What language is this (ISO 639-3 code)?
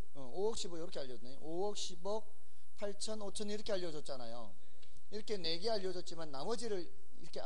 kor